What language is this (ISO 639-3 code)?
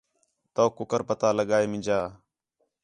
xhe